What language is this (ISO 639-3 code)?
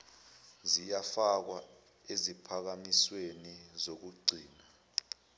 zul